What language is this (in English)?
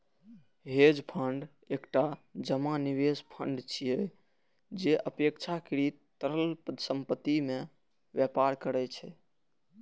Maithili